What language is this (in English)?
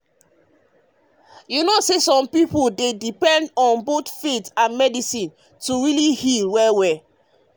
Nigerian Pidgin